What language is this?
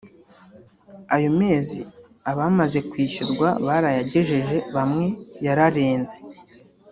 Kinyarwanda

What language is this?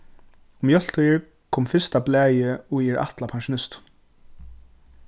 Faroese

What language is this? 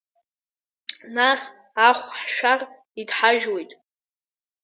Abkhazian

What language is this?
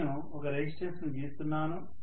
Telugu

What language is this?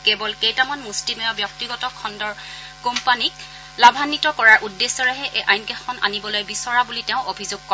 Assamese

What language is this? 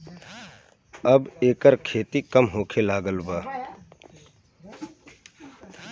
Bhojpuri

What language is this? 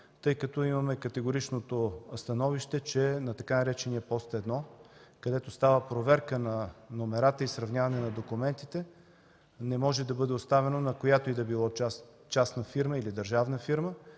Bulgarian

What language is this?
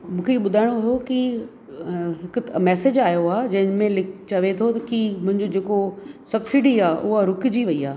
Sindhi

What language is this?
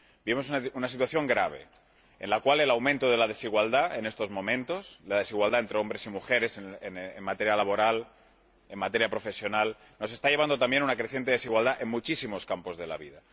Spanish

